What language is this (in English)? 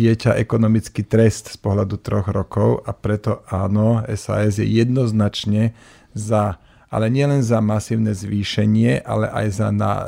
Slovak